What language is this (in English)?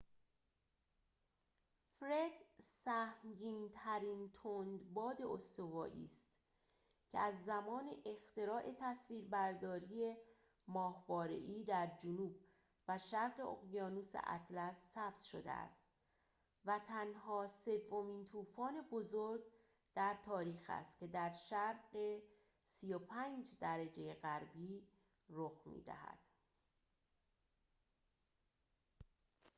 Persian